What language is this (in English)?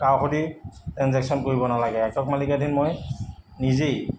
Assamese